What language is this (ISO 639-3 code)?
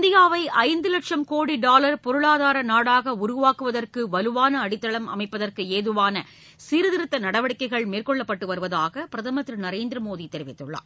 tam